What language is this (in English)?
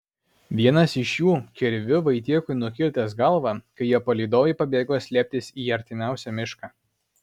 Lithuanian